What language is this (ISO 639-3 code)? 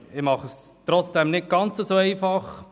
gsw